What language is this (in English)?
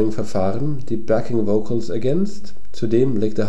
German